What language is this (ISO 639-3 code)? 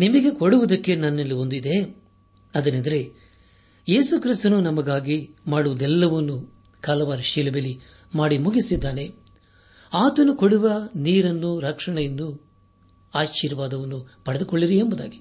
kan